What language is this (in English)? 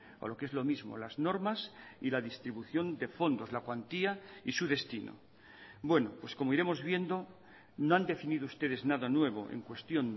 Spanish